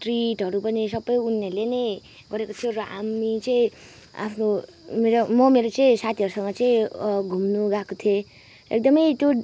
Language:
Nepali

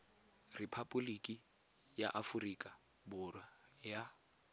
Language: Tswana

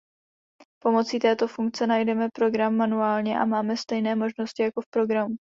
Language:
Czech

